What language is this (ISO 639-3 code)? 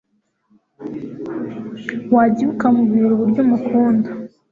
kin